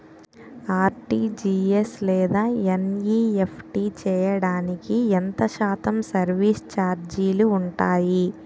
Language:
Telugu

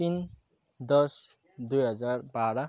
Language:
Nepali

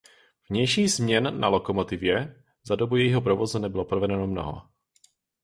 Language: Czech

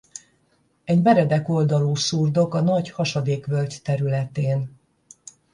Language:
Hungarian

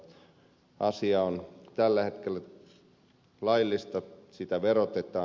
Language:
Finnish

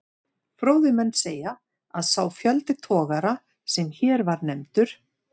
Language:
Icelandic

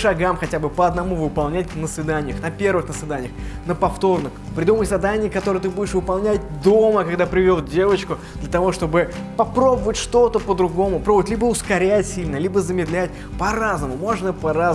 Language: Russian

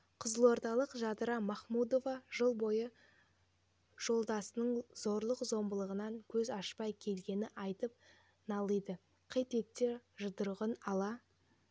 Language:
Kazakh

